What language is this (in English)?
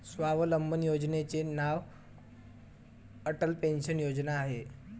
Marathi